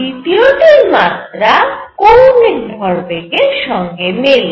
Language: Bangla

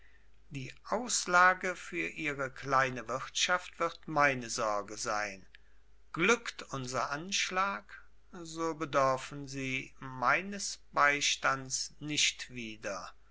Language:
German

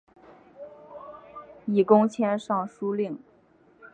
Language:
Chinese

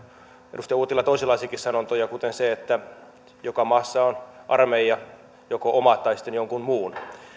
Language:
Finnish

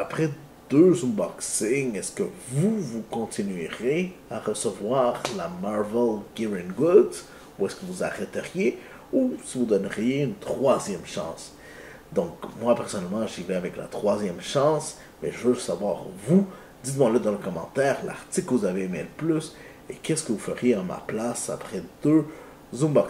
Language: French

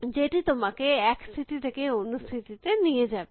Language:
Bangla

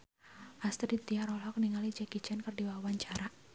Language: Sundanese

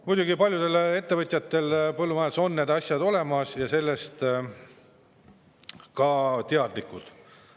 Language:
Estonian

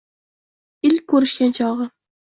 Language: Uzbek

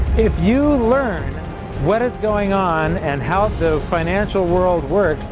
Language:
English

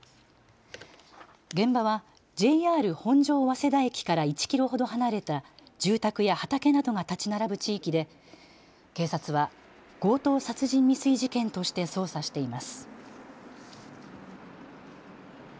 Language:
Japanese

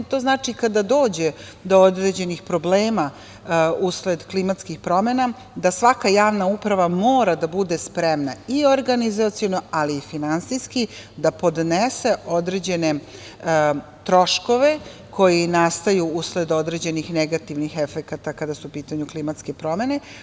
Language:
Serbian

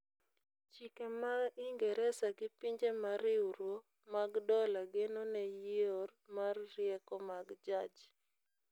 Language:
Luo (Kenya and Tanzania)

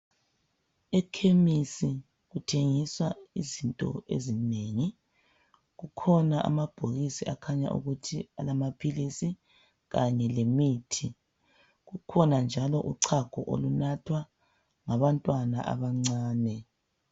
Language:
North Ndebele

